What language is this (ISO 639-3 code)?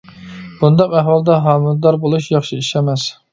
uig